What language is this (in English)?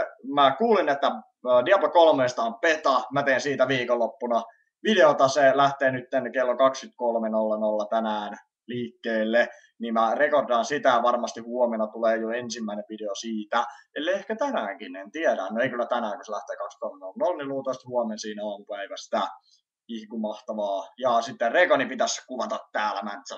Finnish